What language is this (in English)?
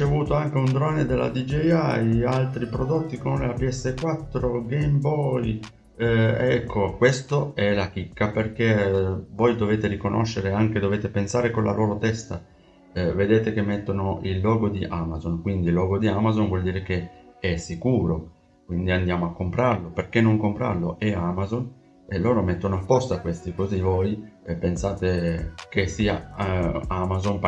Italian